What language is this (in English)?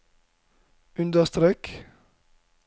Norwegian